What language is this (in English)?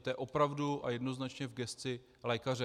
Czech